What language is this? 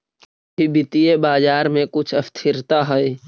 Magahi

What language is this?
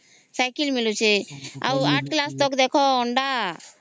Odia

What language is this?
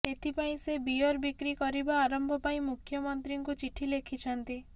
Odia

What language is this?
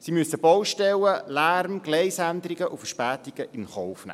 Swiss German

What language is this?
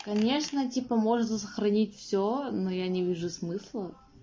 Russian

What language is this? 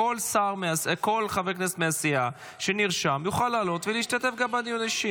Hebrew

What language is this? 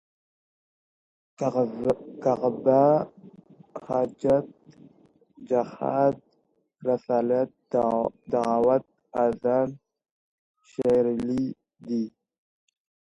Pashto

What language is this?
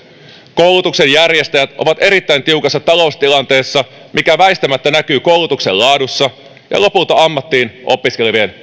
Finnish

